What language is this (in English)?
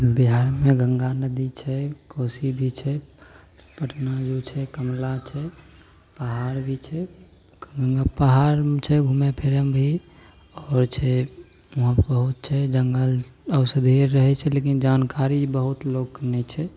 Maithili